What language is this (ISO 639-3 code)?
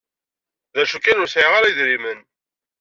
kab